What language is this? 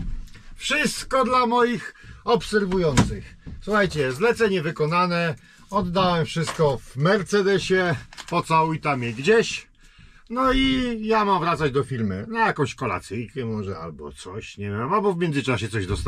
Polish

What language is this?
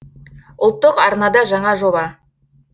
Kazakh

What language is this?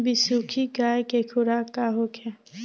Bhojpuri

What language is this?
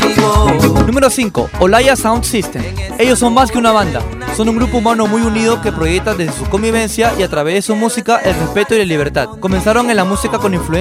Spanish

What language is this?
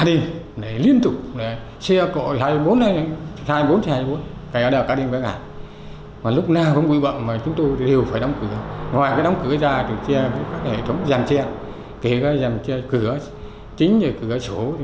Vietnamese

